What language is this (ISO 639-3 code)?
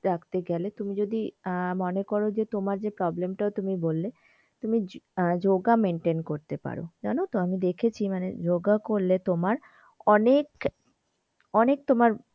ben